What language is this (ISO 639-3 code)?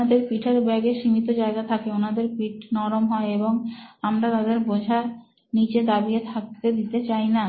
ben